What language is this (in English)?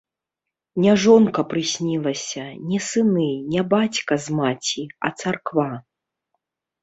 Belarusian